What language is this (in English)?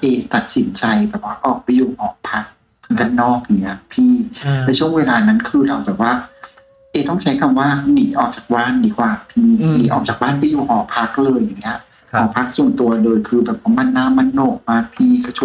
Thai